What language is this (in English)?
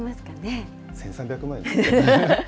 Japanese